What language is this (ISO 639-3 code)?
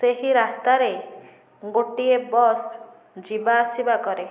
ori